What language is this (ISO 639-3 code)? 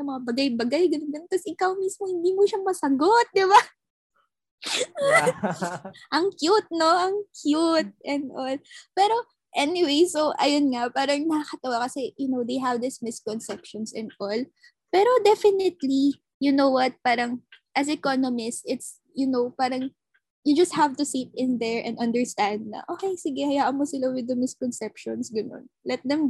fil